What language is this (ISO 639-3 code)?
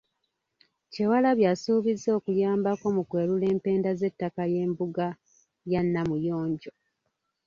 lug